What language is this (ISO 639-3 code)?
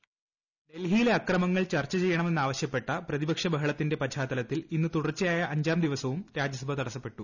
mal